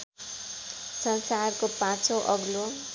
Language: Nepali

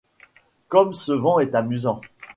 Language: French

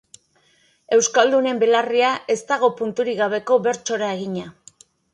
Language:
Basque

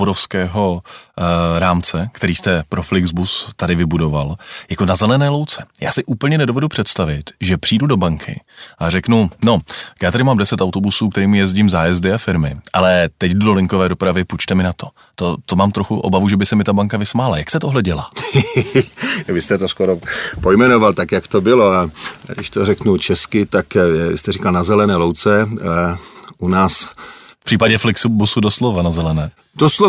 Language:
Czech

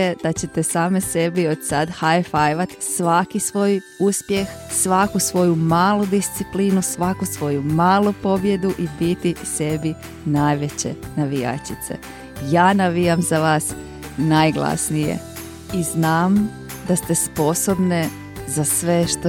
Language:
Croatian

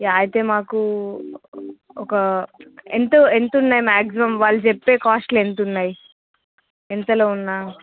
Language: Telugu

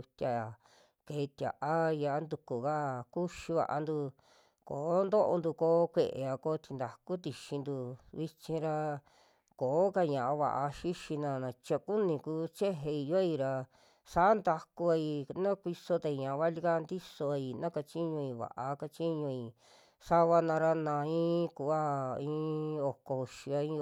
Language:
Western Juxtlahuaca Mixtec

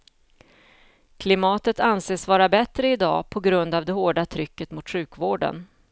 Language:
Swedish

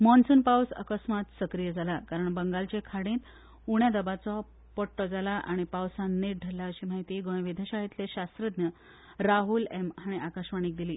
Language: Konkani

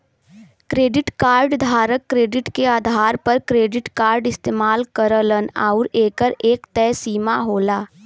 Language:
Bhojpuri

